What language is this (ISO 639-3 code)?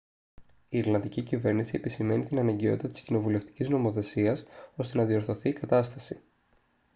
ell